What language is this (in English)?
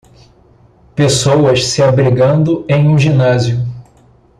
Portuguese